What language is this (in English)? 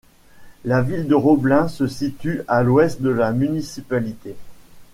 French